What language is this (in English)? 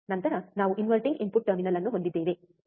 Kannada